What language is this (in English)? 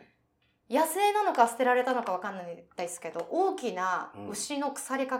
Japanese